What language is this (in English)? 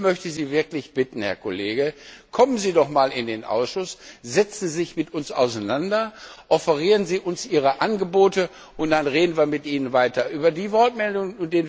German